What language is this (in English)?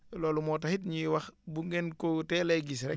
Wolof